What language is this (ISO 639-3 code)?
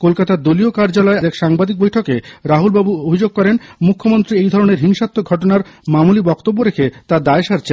ben